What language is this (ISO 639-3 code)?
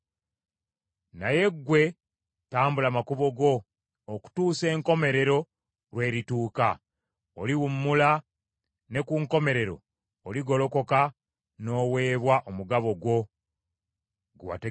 lug